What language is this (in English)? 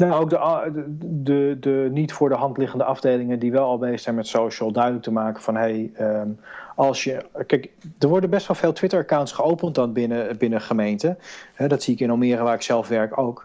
Dutch